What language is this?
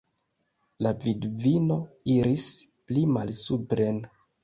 Esperanto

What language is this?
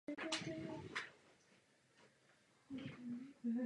Czech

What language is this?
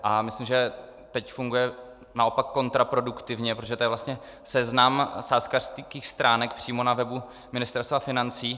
Czech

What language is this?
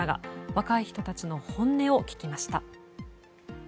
Japanese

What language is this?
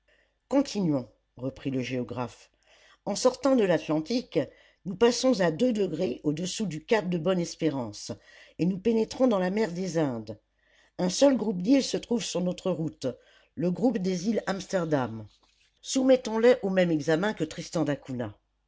French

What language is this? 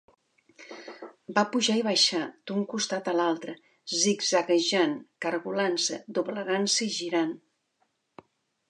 Catalan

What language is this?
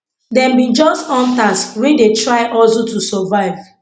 Nigerian Pidgin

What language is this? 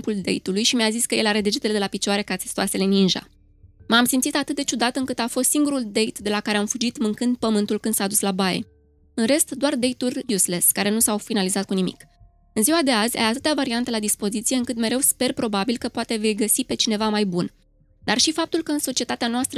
Romanian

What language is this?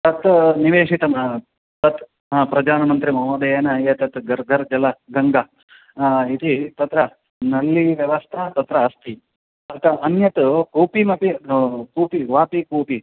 Sanskrit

